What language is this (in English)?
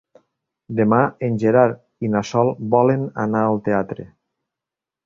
Catalan